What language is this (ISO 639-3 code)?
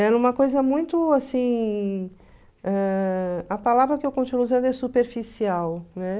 por